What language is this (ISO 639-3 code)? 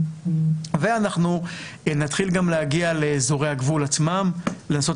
heb